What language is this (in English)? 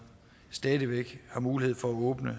Danish